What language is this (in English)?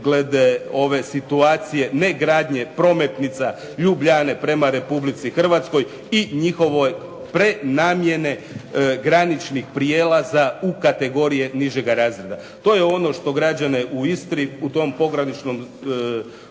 Croatian